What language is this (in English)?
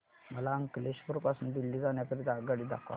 Marathi